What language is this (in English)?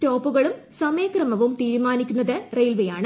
Malayalam